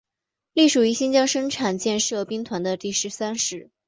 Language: Chinese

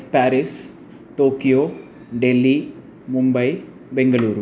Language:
Sanskrit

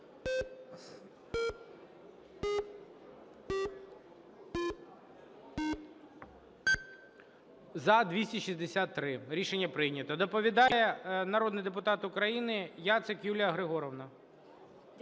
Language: Ukrainian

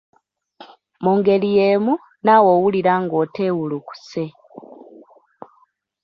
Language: Ganda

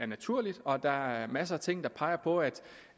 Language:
Danish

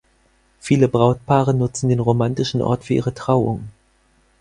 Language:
German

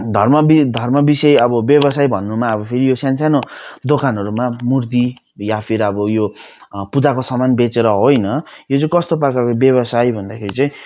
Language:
Nepali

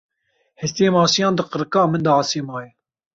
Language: Kurdish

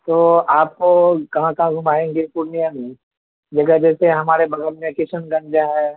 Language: Urdu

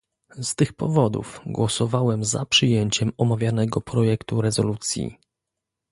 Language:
Polish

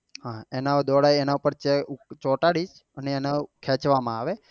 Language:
Gujarati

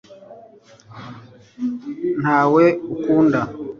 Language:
Kinyarwanda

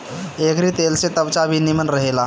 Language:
Bhojpuri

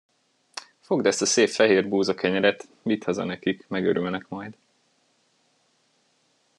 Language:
Hungarian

